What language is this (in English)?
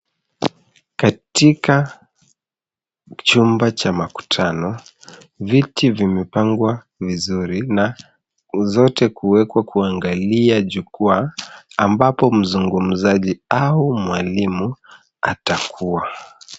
Swahili